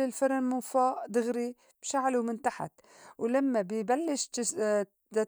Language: North Levantine Arabic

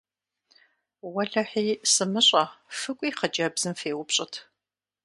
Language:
Kabardian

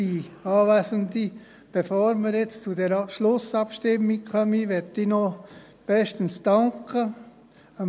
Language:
Swiss German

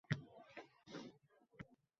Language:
Uzbek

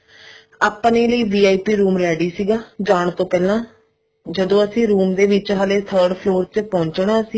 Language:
Punjabi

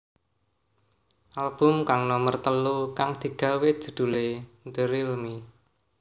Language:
Javanese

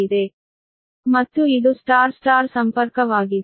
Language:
Kannada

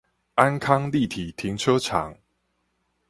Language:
Chinese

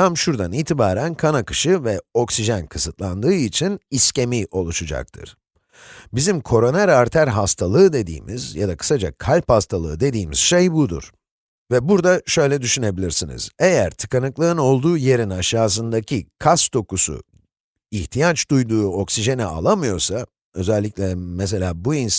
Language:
Turkish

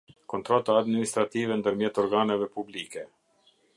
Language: Albanian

